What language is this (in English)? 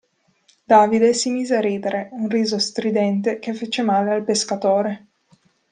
Italian